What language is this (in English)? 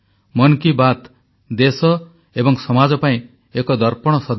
Odia